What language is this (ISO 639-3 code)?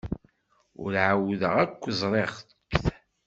kab